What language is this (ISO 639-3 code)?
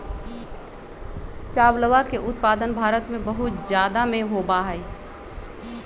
mag